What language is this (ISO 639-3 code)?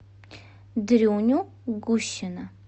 rus